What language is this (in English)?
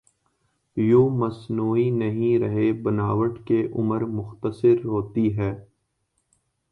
Urdu